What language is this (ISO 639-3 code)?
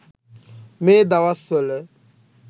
sin